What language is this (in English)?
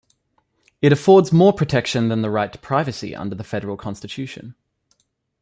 English